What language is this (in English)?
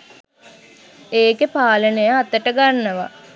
Sinhala